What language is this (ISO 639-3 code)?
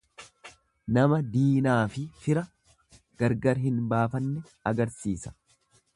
orm